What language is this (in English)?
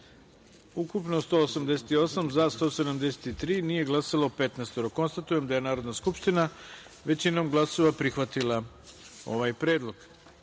Serbian